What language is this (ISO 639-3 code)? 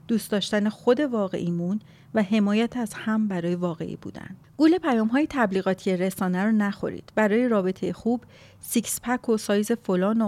fas